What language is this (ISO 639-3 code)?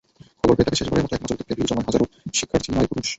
ben